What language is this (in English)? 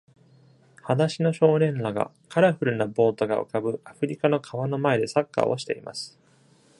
Japanese